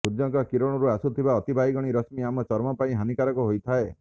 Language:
Odia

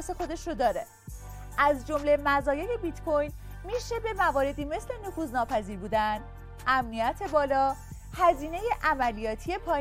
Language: Persian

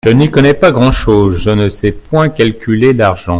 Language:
French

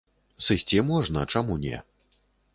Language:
Belarusian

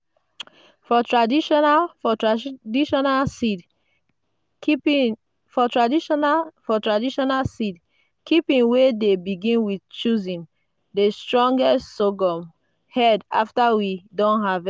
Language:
Nigerian Pidgin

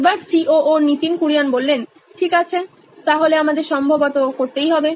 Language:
Bangla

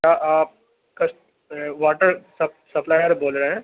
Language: Urdu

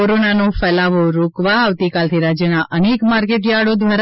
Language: Gujarati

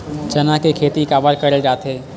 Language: Chhattisgarhi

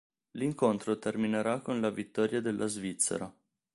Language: Italian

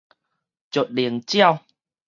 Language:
Min Nan Chinese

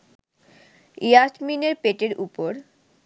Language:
Bangla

